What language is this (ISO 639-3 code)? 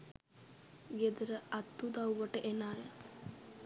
sin